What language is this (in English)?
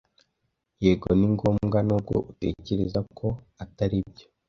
Kinyarwanda